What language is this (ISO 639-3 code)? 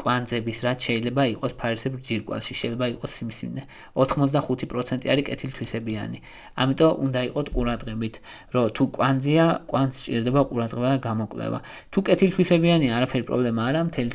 ron